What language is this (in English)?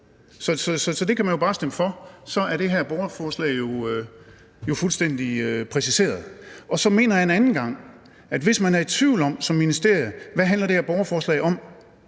Danish